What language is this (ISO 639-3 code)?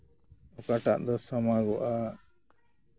sat